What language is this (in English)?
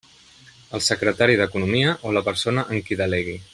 Catalan